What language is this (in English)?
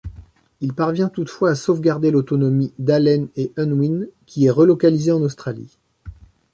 French